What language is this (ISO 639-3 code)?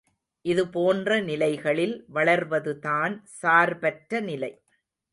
tam